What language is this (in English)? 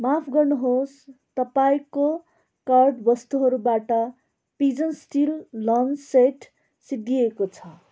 Nepali